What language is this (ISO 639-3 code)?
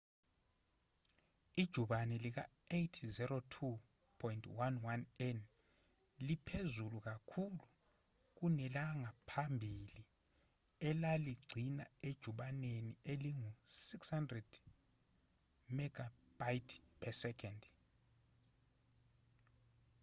zul